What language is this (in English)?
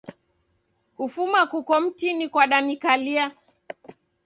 Taita